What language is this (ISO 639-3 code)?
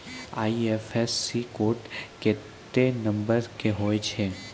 mai